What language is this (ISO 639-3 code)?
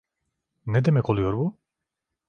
tur